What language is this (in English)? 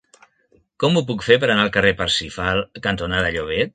Catalan